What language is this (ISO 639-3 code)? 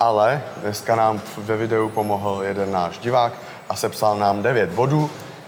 ces